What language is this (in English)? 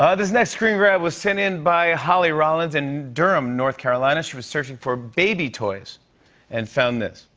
English